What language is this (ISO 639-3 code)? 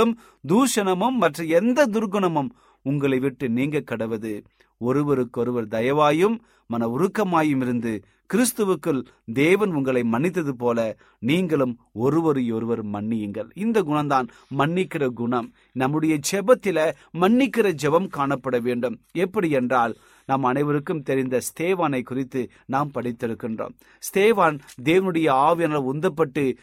tam